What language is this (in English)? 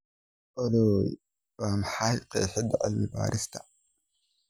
Somali